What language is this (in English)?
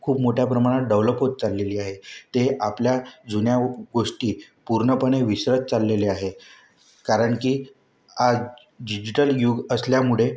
Marathi